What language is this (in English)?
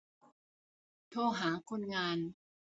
Thai